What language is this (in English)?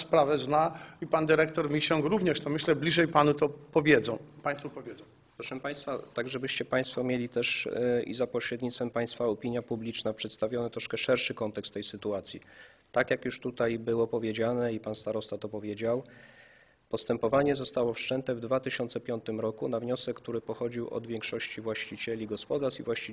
Polish